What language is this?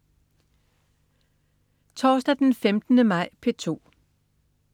Danish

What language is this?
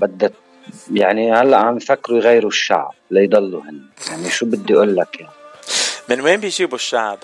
Arabic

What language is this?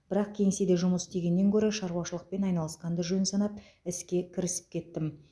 Kazakh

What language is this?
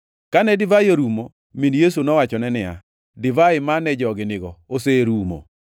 Luo (Kenya and Tanzania)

